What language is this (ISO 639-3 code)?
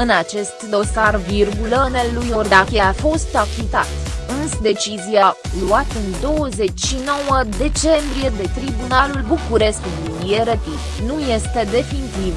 ron